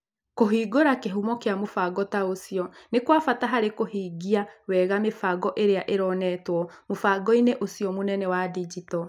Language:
Kikuyu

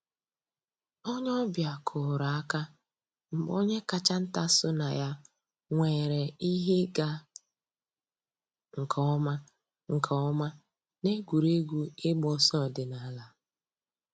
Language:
Igbo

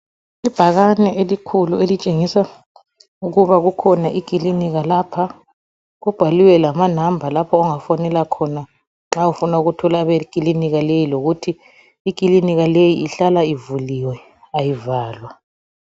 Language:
North Ndebele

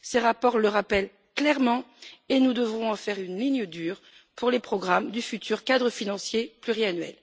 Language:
French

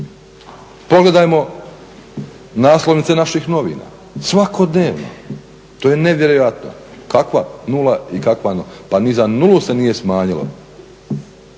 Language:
Croatian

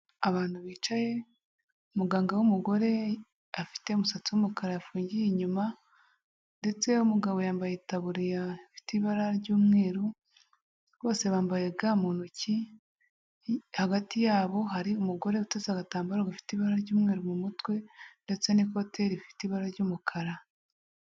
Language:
Kinyarwanda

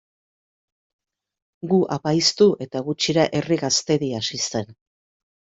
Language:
Basque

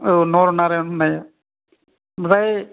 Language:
Bodo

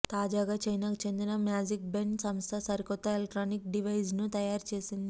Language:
Telugu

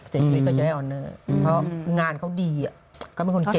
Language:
Thai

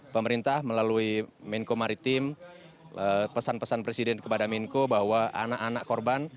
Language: Indonesian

